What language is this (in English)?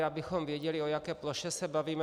Czech